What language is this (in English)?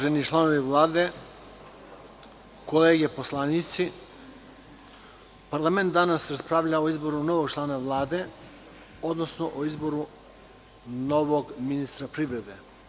Serbian